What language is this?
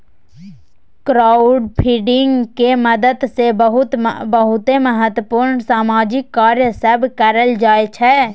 Maithili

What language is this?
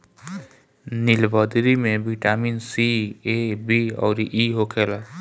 Bhojpuri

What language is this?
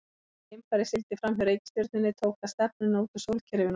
Icelandic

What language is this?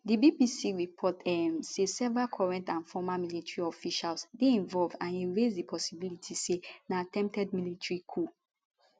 Nigerian Pidgin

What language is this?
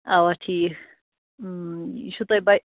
Kashmiri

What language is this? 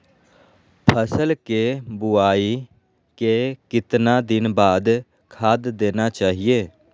Magahi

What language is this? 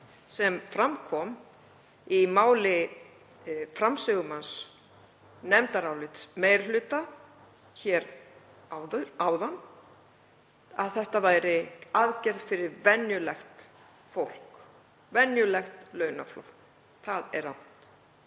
Icelandic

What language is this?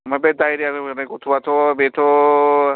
Bodo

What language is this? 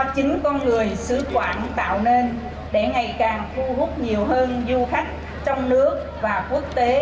Vietnamese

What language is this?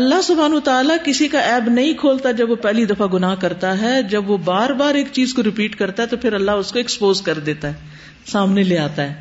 Urdu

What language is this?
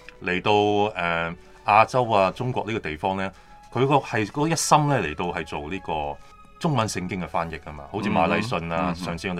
Chinese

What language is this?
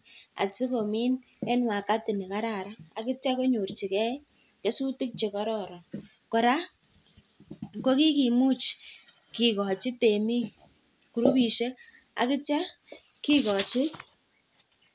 Kalenjin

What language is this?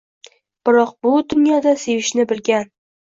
Uzbek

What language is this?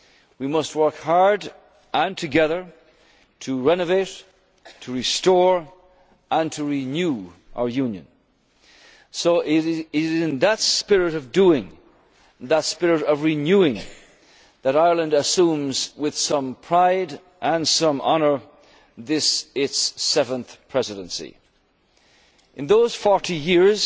English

